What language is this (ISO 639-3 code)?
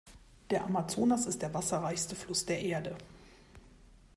deu